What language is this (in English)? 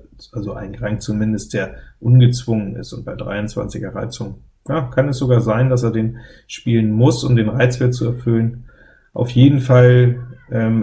German